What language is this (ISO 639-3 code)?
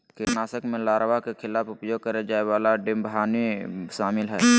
mag